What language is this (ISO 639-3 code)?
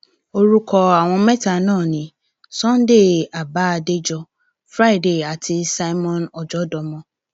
yor